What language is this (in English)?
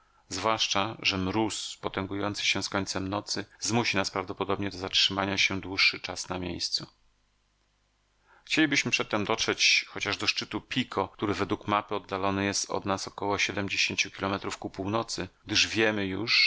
Polish